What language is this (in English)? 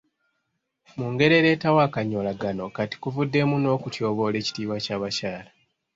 Ganda